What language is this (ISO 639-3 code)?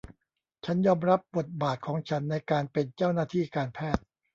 tha